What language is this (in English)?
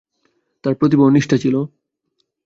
Bangla